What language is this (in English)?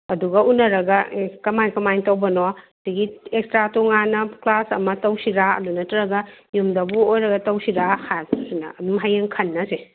Manipuri